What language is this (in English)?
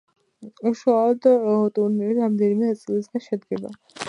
Georgian